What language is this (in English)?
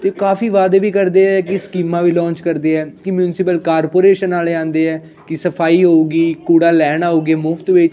Punjabi